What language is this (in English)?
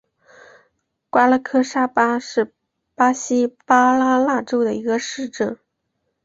Chinese